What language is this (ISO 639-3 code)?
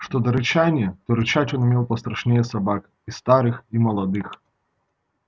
rus